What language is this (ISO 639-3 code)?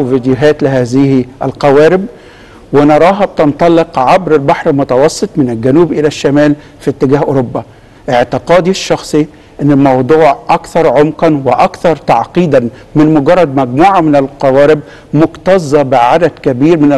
ara